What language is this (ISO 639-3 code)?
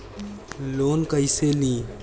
bho